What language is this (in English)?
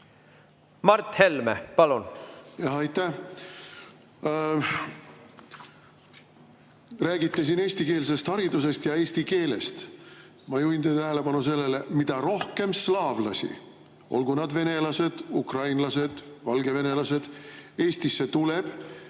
Estonian